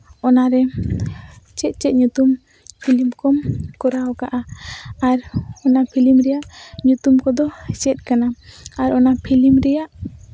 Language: Santali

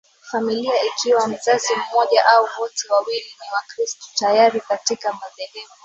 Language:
Swahili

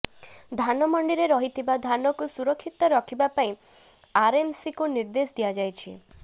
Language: Odia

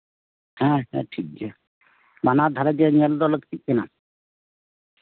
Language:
Santali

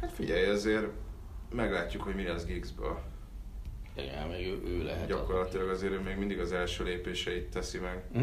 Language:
Hungarian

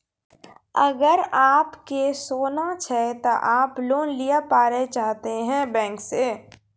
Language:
Maithili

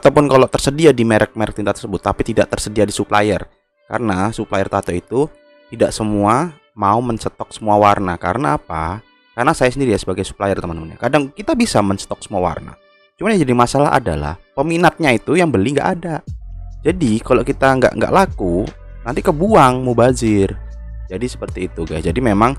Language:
Indonesian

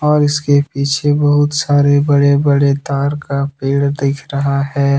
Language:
Hindi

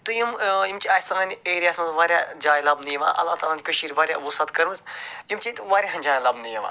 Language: Kashmiri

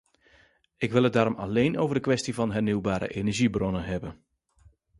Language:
Dutch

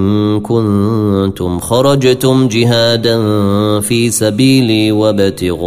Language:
Arabic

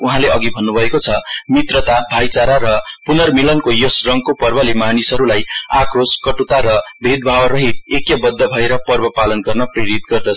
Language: Nepali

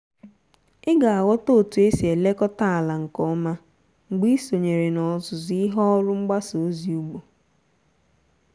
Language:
Igbo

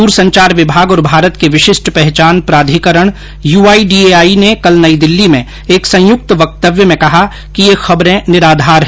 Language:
Hindi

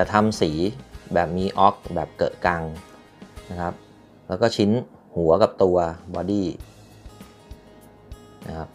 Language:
Thai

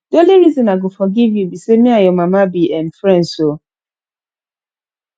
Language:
Nigerian Pidgin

